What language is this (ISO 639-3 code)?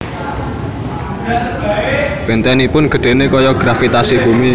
jav